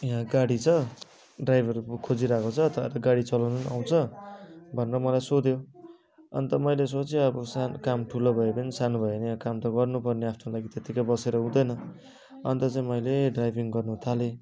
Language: Nepali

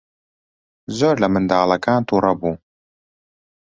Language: Central Kurdish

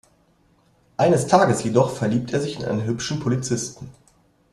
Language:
German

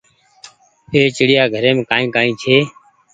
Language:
Goaria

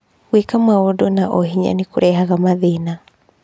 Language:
Kikuyu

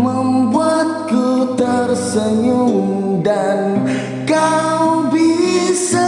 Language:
Indonesian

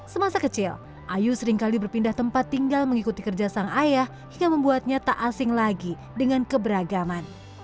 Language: Indonesian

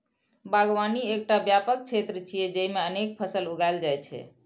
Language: Maithili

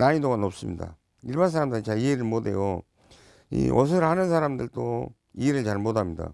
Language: Korean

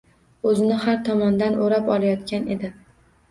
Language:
Uzbek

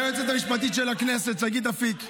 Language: Hebrew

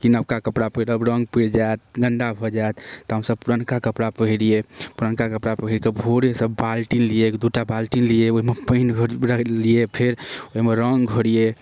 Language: Maithili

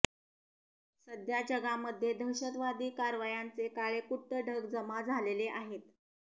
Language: Marathi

